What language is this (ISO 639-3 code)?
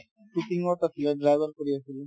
asm